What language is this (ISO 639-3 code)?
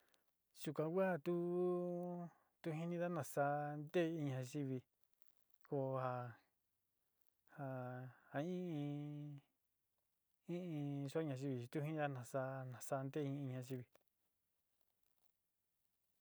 xti